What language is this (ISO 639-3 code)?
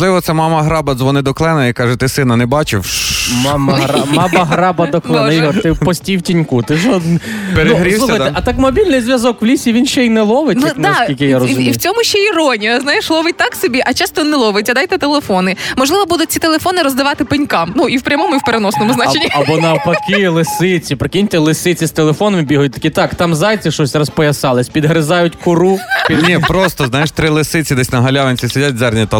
ukr